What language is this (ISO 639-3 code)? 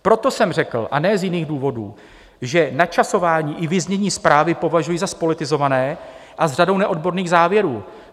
ces